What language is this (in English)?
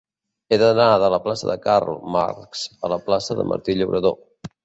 Catalan